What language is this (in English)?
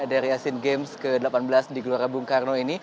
Indonesian